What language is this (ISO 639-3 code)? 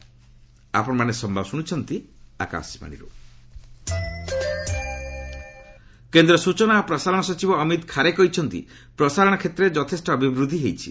ori